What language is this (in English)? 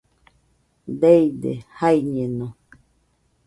Nüpode Huitoto